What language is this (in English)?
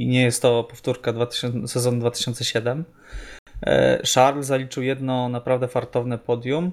Polish